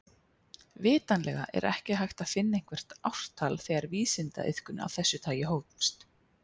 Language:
Icelandic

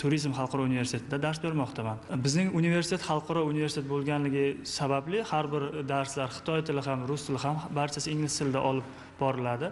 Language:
Turkish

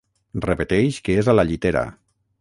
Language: Catalan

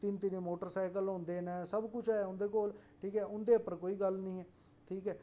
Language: Dogri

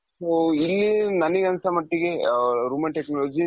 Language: Kannada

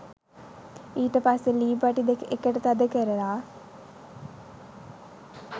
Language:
Sinhala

